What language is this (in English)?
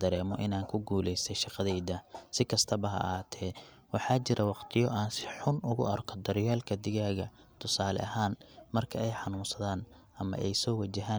Somali